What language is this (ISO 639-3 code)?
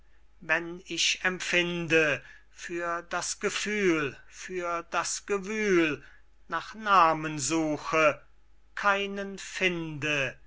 deu